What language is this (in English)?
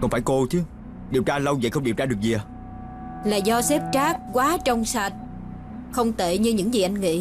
Vietnamese